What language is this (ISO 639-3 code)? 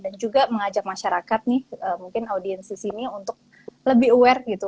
ind